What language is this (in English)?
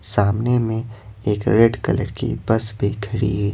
Hindi